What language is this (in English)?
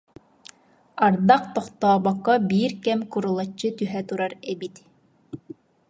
Yakut